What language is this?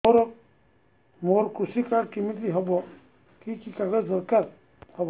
Odia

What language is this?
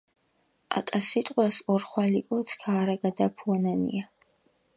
Mingrelian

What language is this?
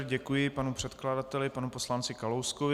Czech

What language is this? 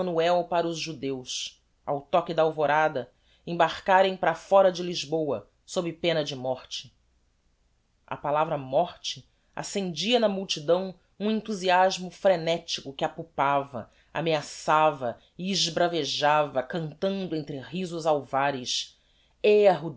Portuguese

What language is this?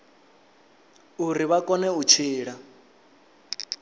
Venda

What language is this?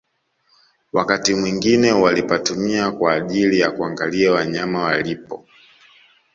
Swahili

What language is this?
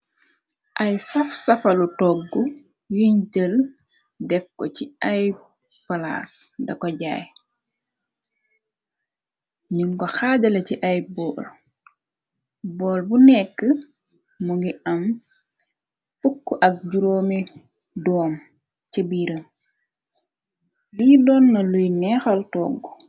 Wolof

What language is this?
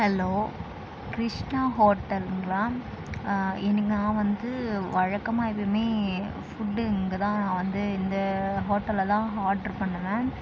Tamil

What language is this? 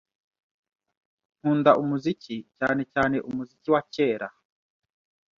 Kinyarwanda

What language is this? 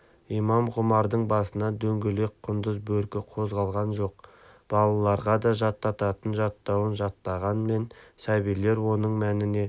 Kazakh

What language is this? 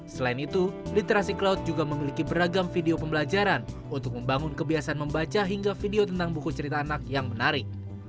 Indonesian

